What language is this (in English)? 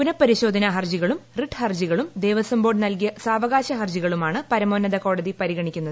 Malayalam